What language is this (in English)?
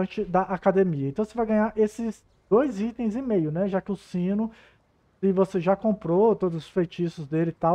Portuguese